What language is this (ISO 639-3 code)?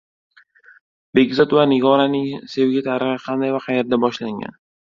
uzb